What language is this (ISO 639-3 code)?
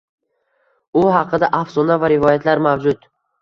uzb